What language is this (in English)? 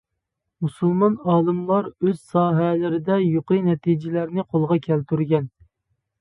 Uyghur